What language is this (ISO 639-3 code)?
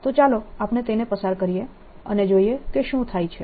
guj